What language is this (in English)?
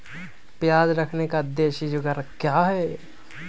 Magahi